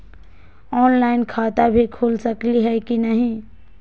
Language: Magahi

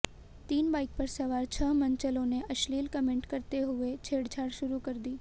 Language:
Hindi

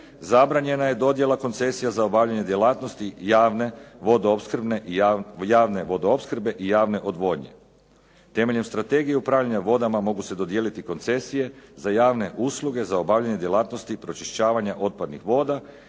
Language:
Croatian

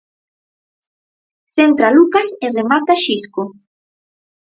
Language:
Galician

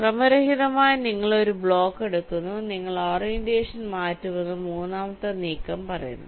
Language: Malayalam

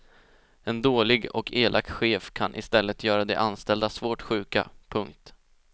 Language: Swedish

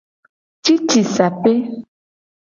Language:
Gen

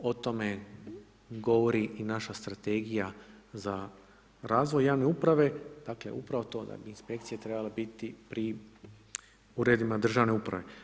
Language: Croatian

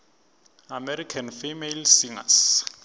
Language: Swati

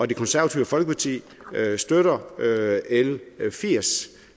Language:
Danish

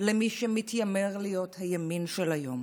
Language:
Hebrew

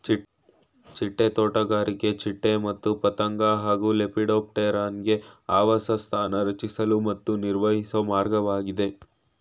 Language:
Kannada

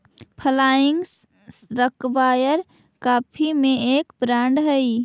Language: Magahi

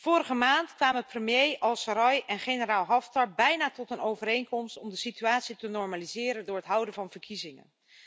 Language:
Dutch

